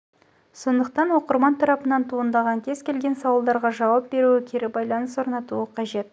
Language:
Kazakh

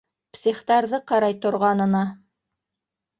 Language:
Bashkir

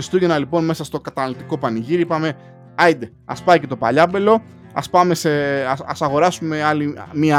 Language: Greek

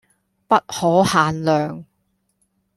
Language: Cantonese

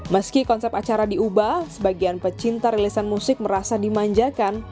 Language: Indonesian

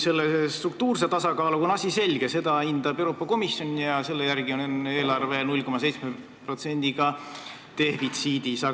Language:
Estonian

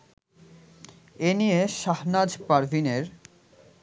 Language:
Bangla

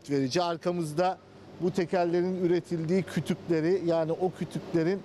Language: Turkish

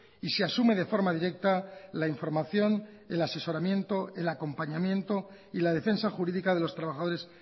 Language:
Spanish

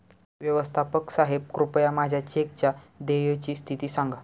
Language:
Marathi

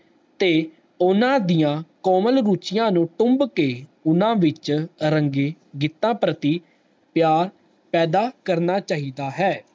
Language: Punjabi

